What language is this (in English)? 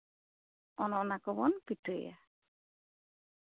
Santali